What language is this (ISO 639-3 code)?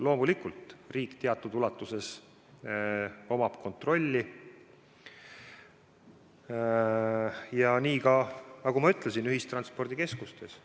est